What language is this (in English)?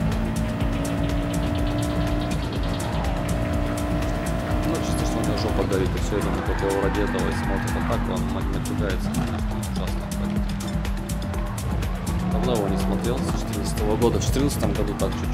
Russian